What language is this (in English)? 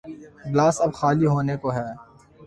Urdu